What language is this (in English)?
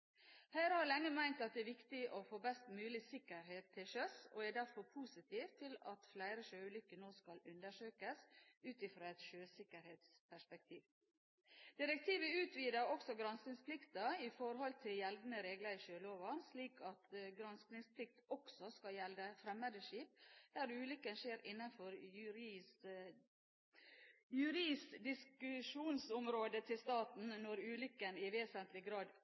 Norwegian Bokmål